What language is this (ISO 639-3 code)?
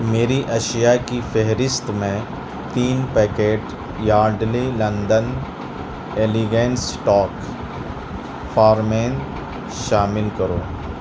urd